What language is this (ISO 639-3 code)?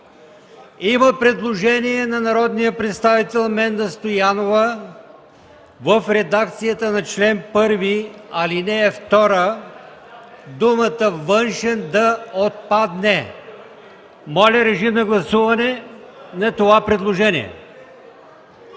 bul